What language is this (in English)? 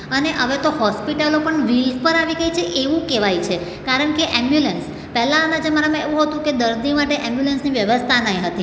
Gujarati